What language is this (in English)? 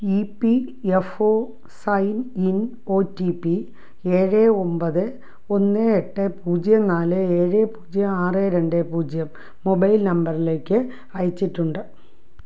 Malayalam